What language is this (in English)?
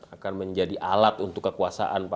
Indonesian